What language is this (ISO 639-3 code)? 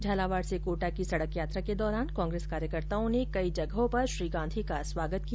hin